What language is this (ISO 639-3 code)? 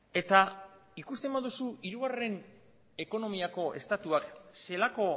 eus